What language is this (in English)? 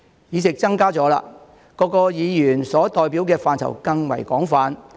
Cantonese